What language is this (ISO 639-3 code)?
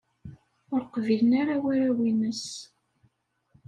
kab